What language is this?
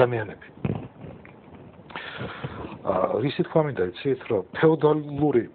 Romanian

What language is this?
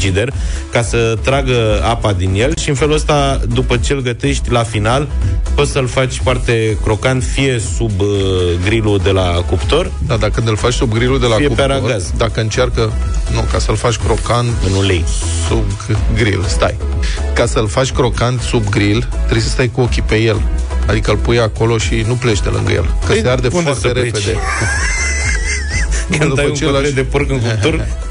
Romanian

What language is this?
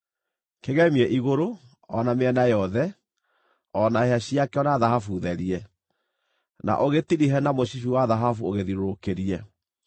Kikuyu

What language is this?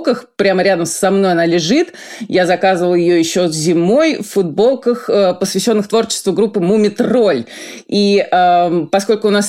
Russian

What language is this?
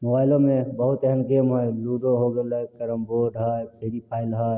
Maithili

